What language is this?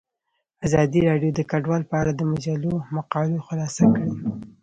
Pashto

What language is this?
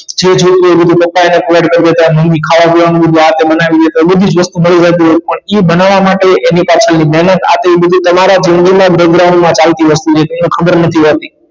Gujarati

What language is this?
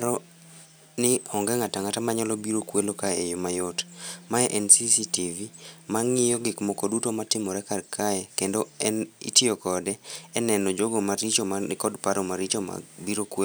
Luo (Kenya and Tanzania)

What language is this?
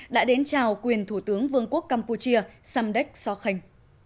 Vietnamese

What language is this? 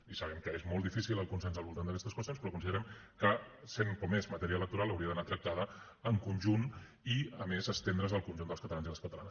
Catalan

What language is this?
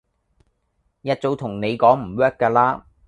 Cantonese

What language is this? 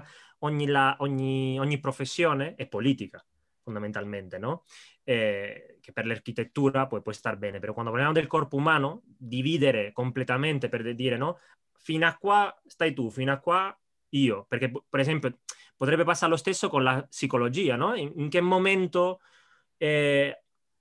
Italian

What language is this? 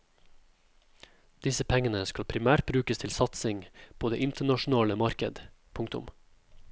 Norwegian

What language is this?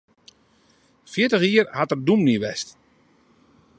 Western Frisian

